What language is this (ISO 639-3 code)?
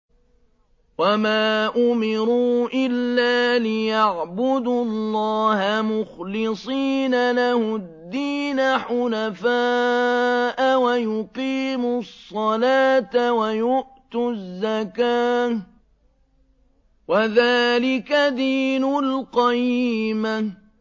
ara